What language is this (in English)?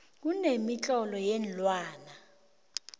South Ndebele